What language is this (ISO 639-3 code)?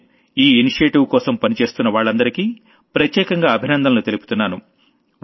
tel